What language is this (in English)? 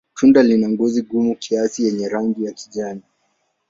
Swahili